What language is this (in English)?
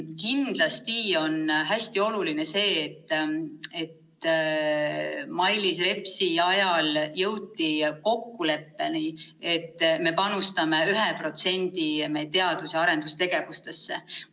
Estonian